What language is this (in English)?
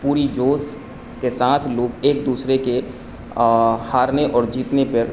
Urdu